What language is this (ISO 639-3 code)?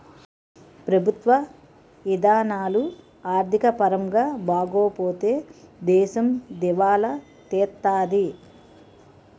tel